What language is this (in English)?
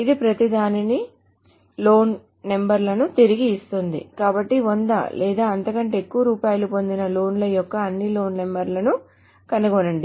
Telugu